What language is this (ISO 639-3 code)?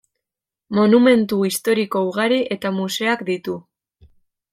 eus